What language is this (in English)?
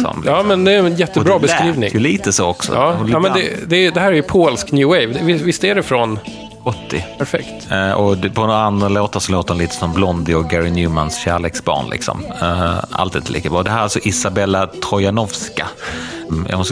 Swedish